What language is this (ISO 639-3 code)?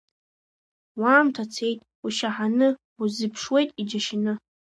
abk